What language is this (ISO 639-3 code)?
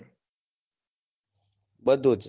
guj